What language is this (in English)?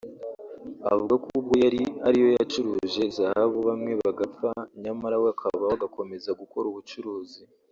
Kinyarwanda